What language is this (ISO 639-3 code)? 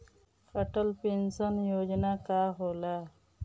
bho